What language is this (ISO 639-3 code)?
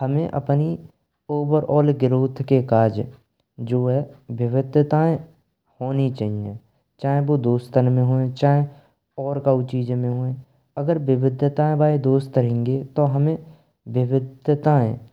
bra